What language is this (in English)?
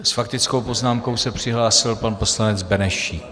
Czech